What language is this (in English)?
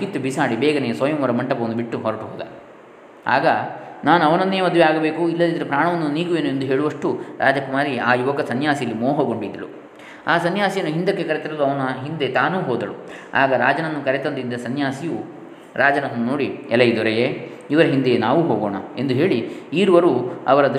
Kannada